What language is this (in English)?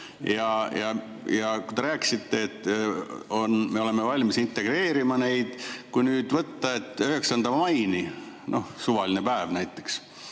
Estonian